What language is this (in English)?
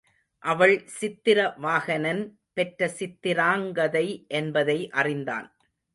Tamil